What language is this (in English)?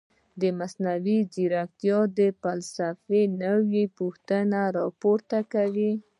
Pashto